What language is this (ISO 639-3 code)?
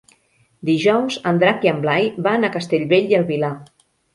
cat